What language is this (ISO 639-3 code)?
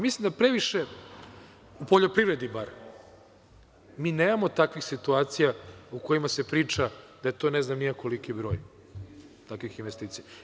srp